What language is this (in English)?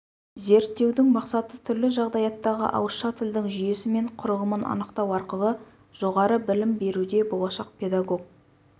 Kazakh